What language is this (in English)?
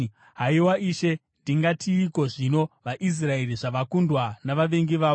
Shona